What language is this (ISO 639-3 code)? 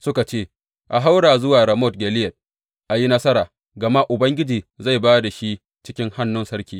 hau